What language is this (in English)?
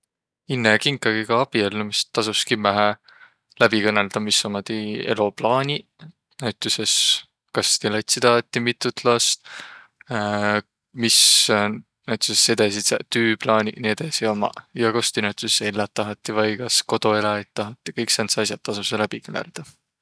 Võro